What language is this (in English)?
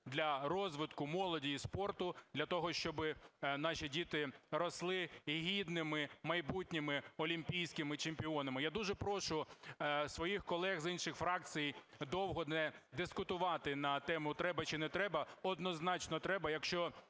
Ukrainian